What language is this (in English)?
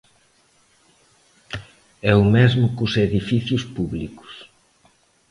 Galician